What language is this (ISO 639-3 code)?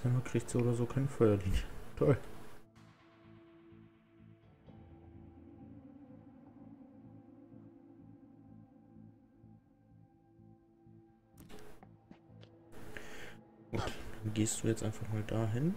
deu